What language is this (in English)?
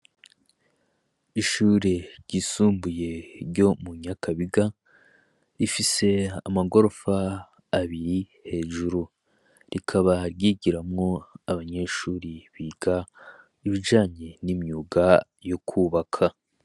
Rundi